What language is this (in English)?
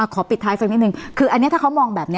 Thai